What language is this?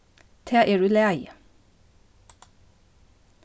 Faroese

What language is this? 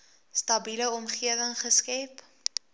Afrikaans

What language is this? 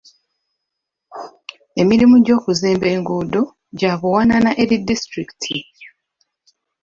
Ganda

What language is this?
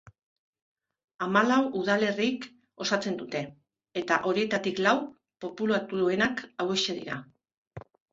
Basque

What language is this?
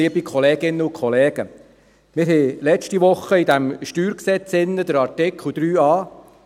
Swiss German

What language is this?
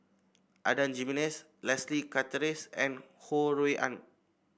English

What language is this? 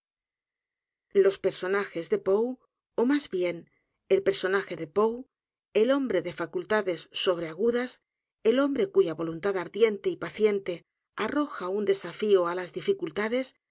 Spanish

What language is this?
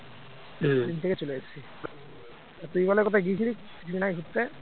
Bangla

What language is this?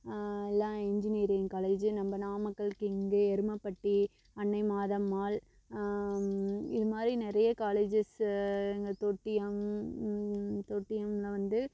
Tamil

